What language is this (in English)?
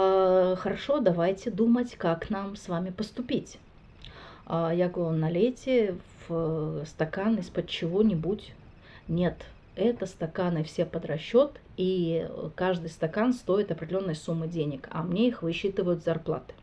Russian